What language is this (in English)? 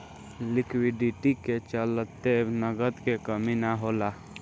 Bhojpuri